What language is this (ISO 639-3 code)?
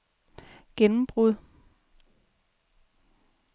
dan